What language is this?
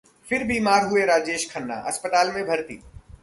Hindi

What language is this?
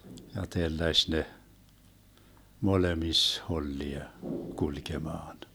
Finnish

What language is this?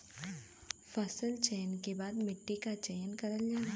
Bhojpuri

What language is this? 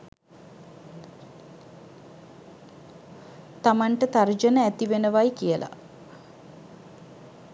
Sinhala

